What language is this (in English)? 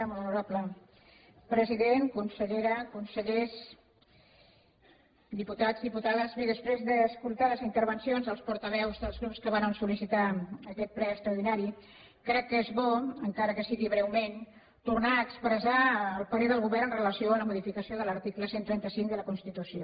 Catalan